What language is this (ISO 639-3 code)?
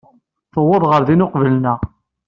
kab